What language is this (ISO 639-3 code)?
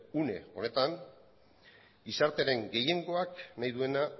eus